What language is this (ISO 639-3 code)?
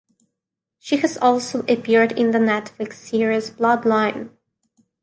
eng